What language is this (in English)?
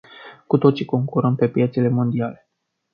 Romanian